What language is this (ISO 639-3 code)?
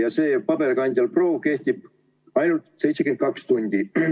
est